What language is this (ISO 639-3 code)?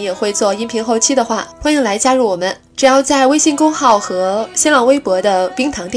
zho